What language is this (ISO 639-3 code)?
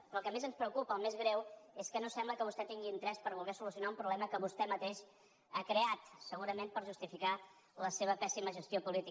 cat